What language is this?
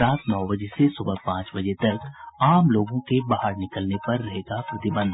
Hindi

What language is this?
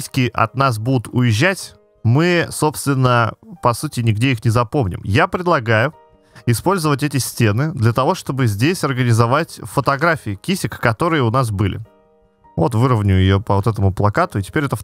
Russian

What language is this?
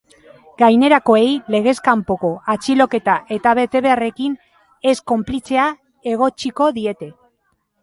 Basque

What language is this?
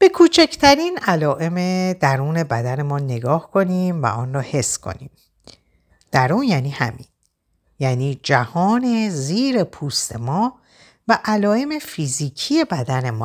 Persian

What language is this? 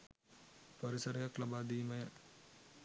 Sinhala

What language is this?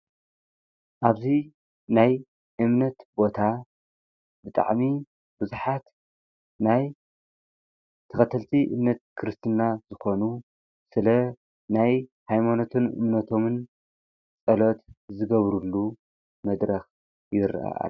Tigrinya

